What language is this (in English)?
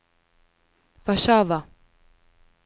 Norwegian